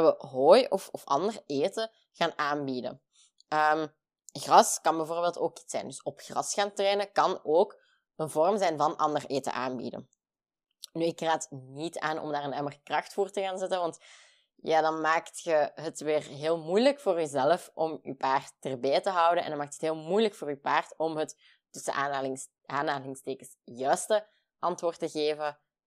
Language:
Dutch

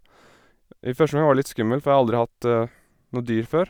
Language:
Norwegian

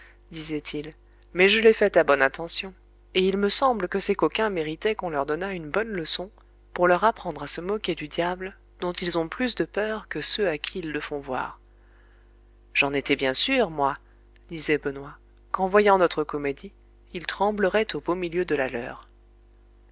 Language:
French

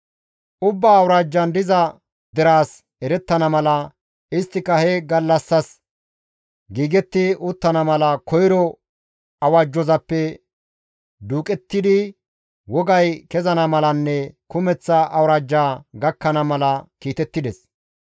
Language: Gamo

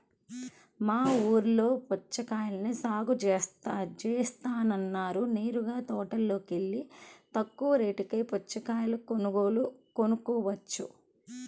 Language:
Telugu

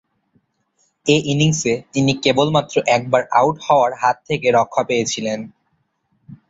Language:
Bangla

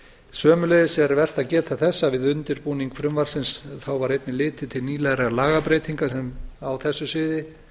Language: Icelandic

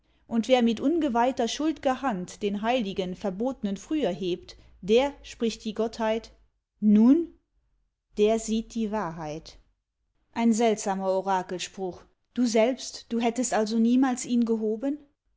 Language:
German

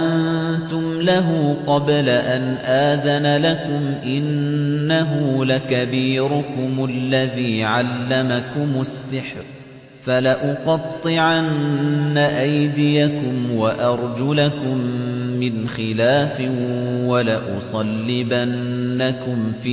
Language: Arabic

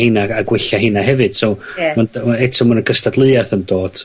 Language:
Welsh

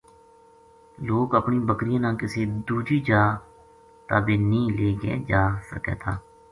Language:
Gujari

